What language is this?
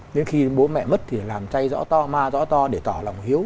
Vietnamese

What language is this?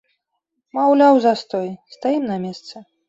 Belarusian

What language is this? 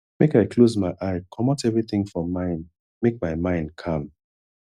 Nigerian Pidgin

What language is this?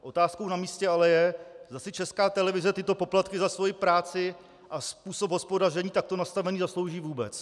Czech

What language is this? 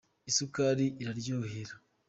Kinyarwanda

